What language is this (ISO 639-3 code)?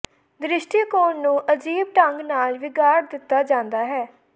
pan